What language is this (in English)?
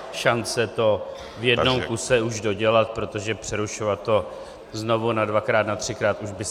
Czech